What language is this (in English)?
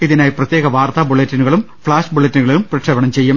Malayalam